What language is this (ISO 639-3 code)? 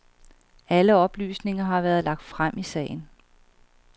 dan